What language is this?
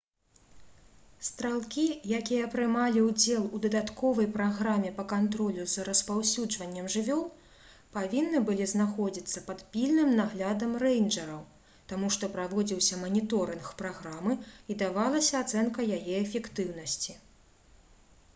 Belarusian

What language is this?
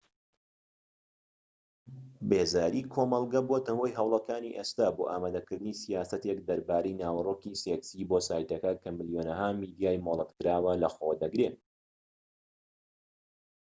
Central Kurdish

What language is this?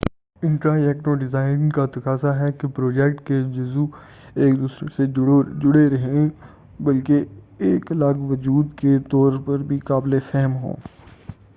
Urdu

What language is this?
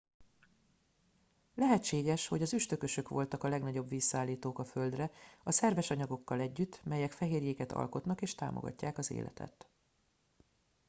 Hungarian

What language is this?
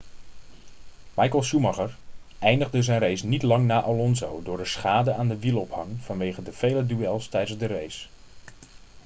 Dutch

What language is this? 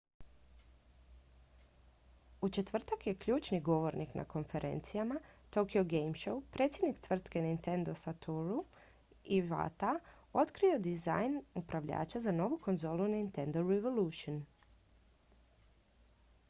Croatian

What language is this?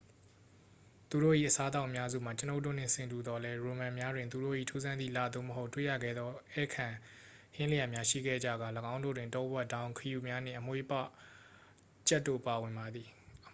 Burmese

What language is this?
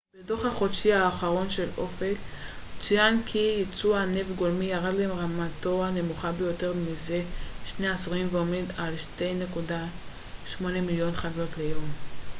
Hebrew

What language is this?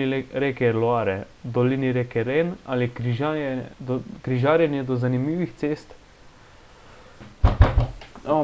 Slovenian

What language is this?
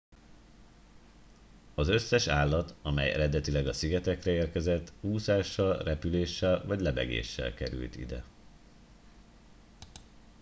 Hungarian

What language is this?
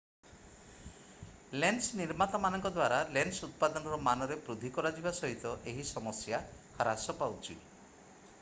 Odia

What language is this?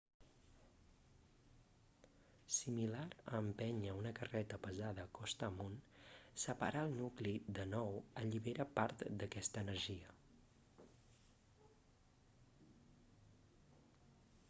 Catalan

